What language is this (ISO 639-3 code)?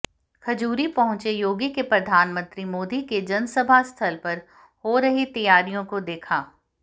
hin